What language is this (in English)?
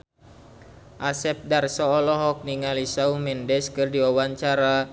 Sundanese